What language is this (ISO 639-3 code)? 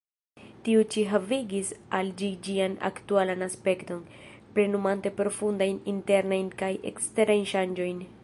epo